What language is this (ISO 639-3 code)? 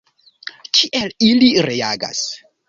epo